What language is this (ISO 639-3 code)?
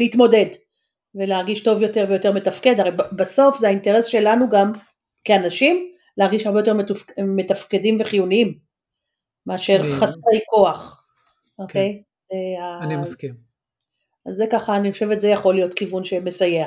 heb